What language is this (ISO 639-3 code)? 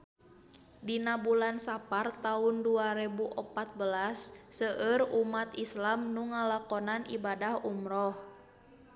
sun